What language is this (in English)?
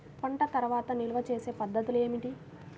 Telugu